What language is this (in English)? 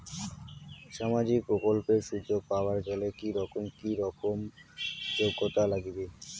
Bangla